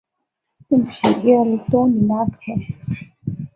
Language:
Chinese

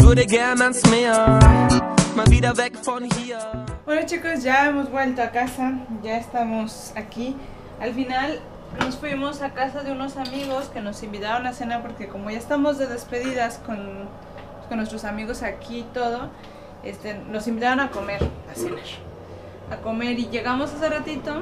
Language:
Spanish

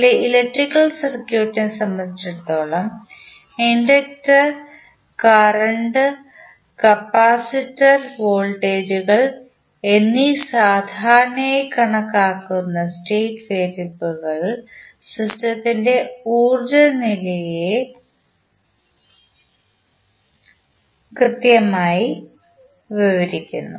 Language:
Malayalam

